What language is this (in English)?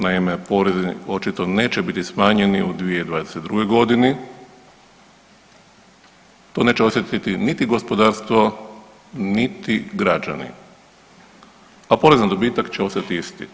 Croatian